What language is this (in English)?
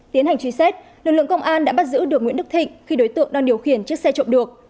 Vietnamese